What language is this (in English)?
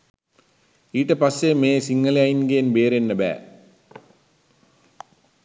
Sinhala